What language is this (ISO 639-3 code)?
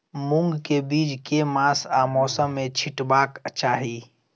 mai